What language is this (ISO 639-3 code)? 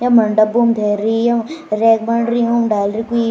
gbm